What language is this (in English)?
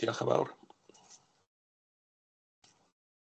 Welsh